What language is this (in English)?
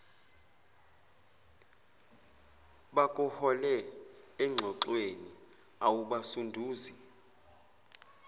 Zulu